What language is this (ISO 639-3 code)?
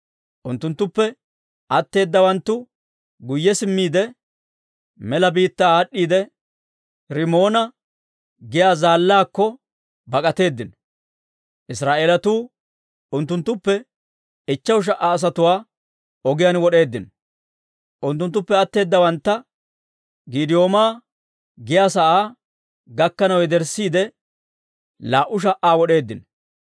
dwr